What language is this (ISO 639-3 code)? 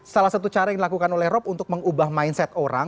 ind